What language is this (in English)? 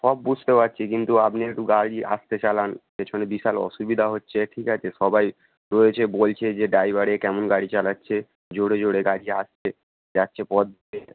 Bangla